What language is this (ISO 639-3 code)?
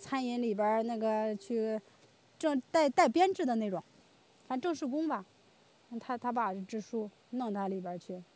zho